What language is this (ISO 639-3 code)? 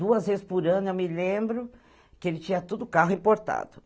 por